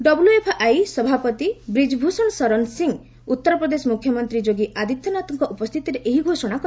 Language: Odia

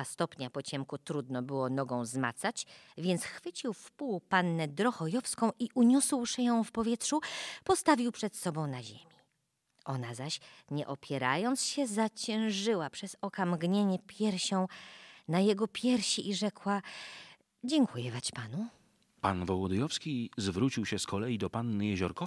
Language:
Polish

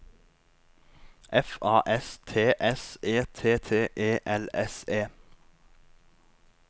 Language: Norwegian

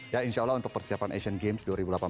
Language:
Indonesian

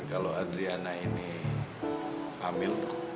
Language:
Indonesian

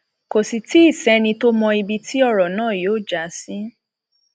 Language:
Yoruba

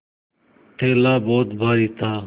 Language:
Hindi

